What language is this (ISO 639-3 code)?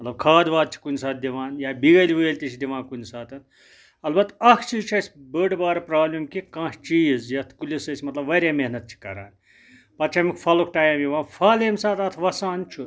kas